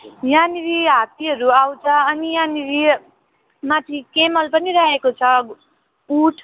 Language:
Nepali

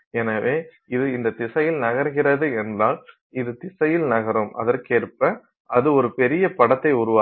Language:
Tamil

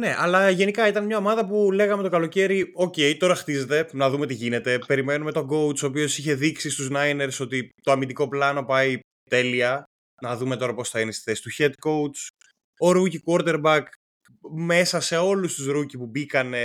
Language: Greek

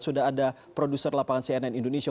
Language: Indonesian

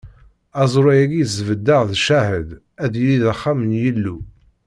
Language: Kabyle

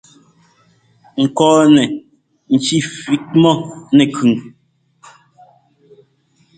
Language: Ngomba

